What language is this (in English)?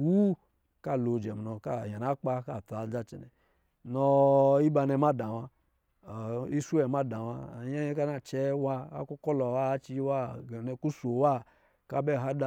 Lijili